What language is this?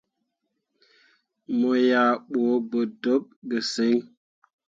Mundang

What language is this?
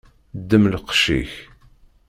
Kabyle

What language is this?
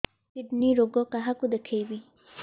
Odia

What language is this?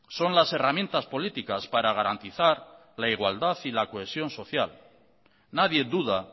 Spanish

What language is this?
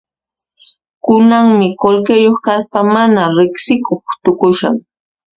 Puno Quechua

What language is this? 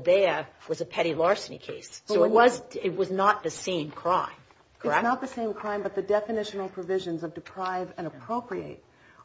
English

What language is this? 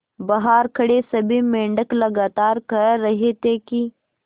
Hindi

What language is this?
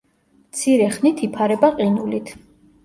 Georgian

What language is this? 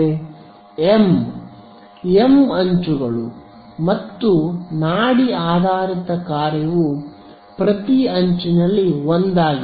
Kannada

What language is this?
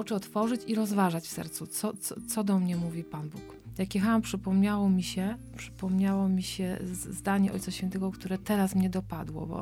Polish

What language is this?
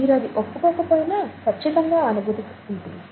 Telugu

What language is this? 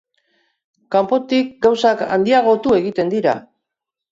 Basque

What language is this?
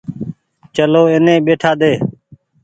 Goaria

